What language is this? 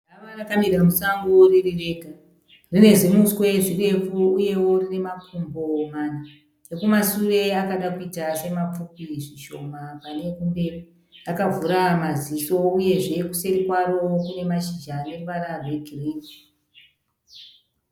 Shona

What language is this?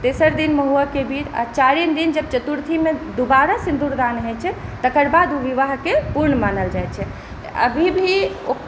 Maithili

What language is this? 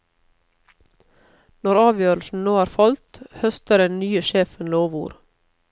Norwegian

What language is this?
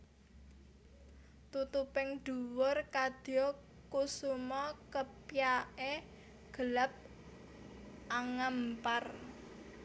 Javanese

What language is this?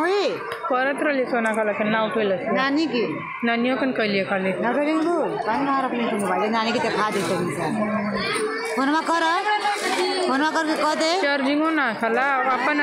Arabic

